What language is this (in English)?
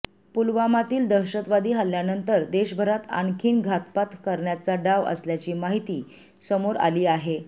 Marathi